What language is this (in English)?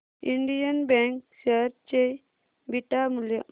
Marathi